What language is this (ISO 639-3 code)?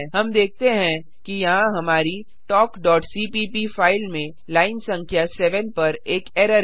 hin